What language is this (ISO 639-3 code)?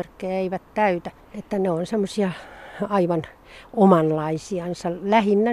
fin